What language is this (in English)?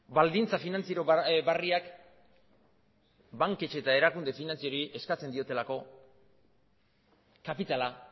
Basque